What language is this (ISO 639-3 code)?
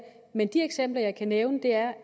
dan